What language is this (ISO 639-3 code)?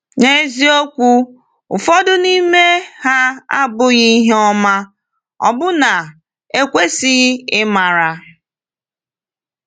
ibo